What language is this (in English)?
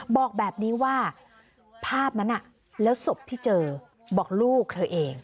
Thai